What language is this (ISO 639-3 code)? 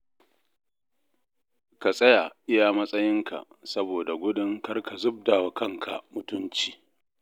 hau